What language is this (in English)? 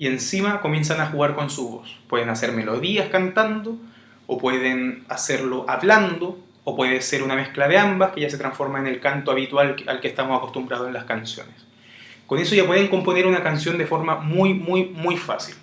Spanish